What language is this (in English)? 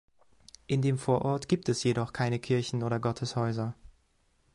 German